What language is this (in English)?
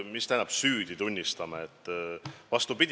Estonian